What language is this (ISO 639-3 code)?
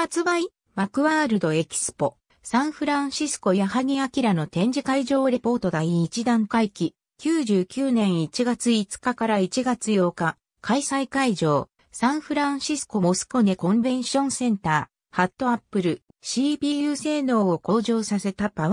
jpn